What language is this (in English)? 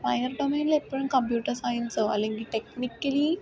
Malayalam